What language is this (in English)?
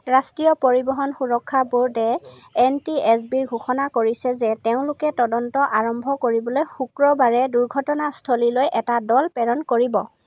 Assamese